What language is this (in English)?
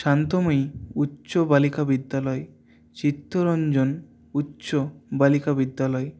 Bangla